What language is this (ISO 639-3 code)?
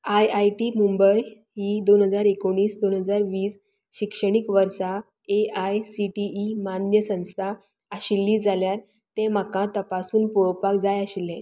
kok